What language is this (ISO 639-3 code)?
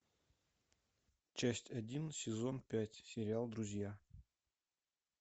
rus